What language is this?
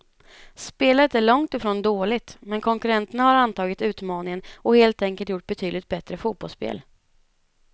Swedish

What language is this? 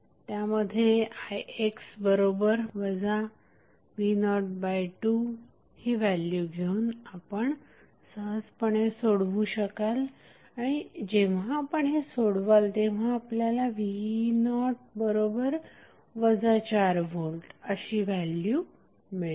Marathi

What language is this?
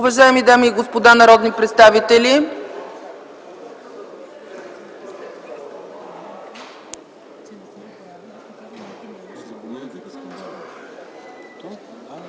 Bulgarian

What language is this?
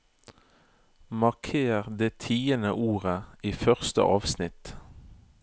Norwegian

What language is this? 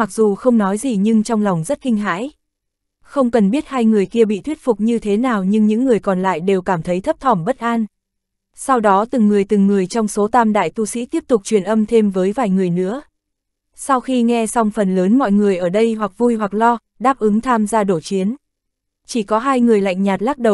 Vietnamese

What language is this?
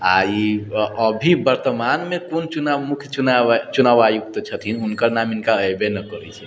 Maithili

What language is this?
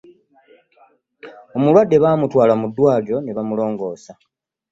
Ganda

